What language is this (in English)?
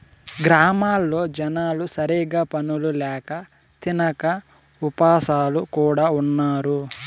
Telugu